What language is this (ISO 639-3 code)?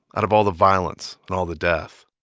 eng